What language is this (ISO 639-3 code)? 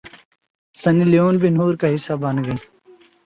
urd